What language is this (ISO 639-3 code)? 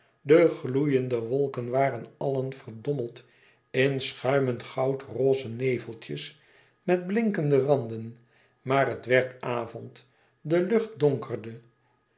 nld